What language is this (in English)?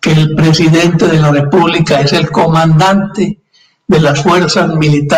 Spanish